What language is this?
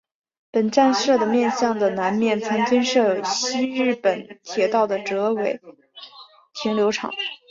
Chinese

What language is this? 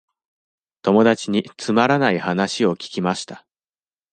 Japanese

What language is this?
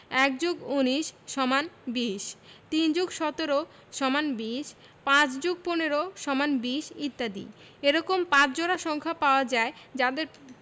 Bangla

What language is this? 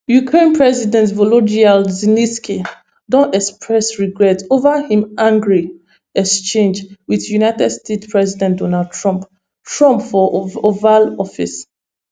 Nigerian Pidgin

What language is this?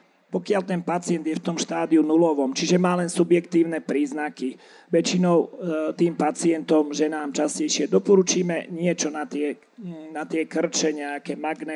Slovak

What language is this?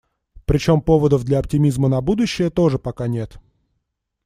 Russian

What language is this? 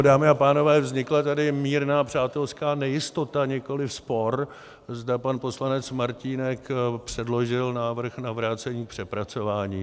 Czech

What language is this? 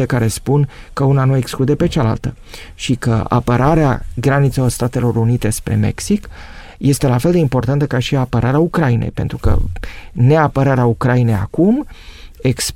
Romanian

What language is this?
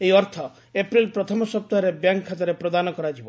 Odia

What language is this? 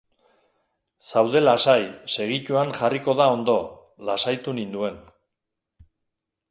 Basque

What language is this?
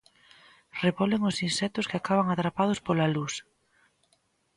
Galician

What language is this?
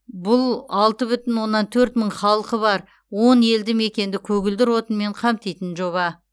Kazakh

